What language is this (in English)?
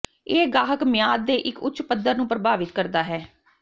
Punjabi